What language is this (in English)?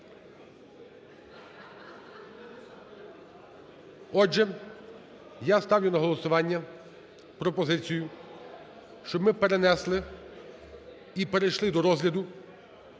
Ukrainian